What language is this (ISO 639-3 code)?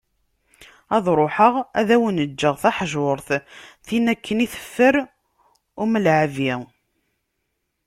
kab